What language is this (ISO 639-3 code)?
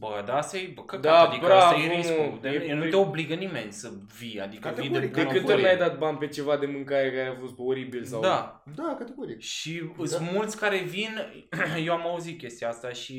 ron